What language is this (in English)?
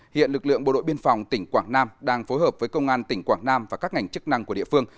Vietnamese